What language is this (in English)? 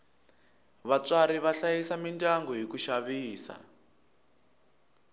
Tsonga